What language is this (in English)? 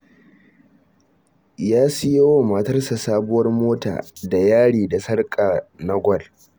Hausa